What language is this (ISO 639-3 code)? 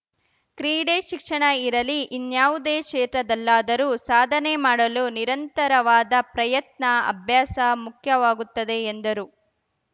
kan